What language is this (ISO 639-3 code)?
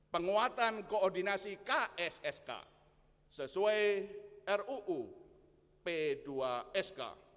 ind